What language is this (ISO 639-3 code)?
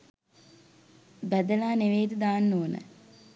sin